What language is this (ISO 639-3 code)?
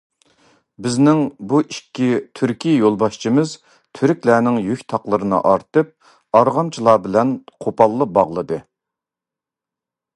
uig